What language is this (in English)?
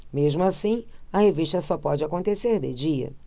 Portuguese